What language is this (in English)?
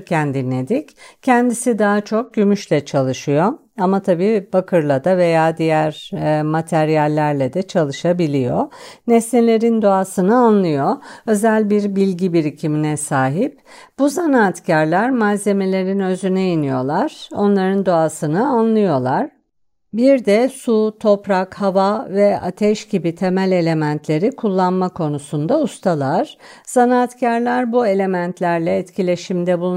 Turkish